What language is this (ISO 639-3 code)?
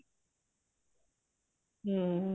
pan